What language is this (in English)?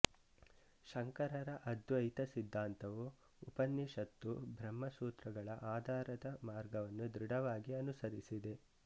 Kannada